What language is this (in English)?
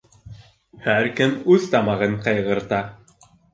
Bashkir